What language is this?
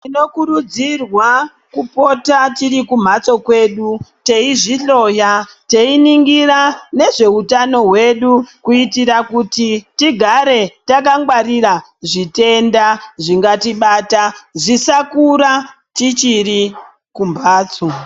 Ndau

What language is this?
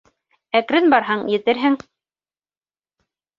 Bashkir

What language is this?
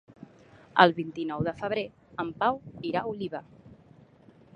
Catalan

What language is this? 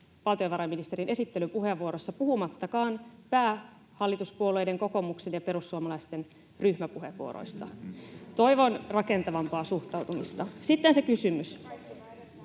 Finnish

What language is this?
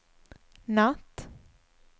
Swedish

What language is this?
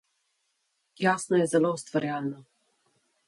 Slovenian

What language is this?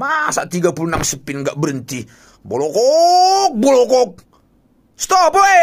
Indonesian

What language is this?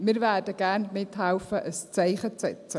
Swiss German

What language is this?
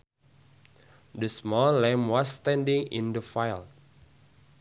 Sundanese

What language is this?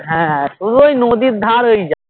Bangla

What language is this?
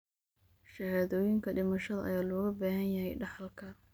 Somali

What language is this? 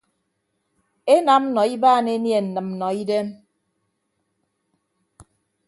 Ibibio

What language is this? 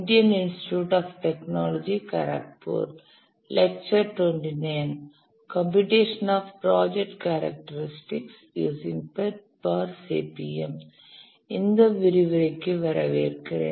Tamil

